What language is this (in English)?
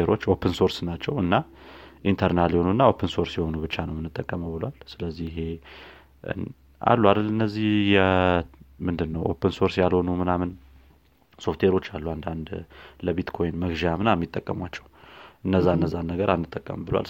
Amharic